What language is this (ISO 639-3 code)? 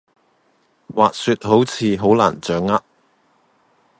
yue